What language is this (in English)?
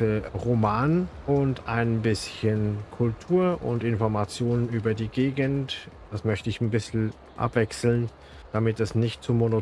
German